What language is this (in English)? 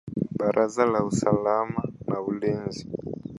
Swahili